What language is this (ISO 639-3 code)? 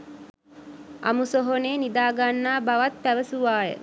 sin